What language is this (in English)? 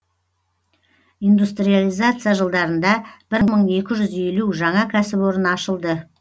Kazakh